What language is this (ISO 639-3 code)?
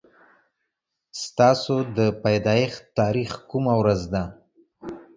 pus